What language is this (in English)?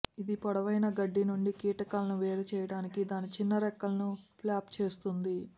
Telugu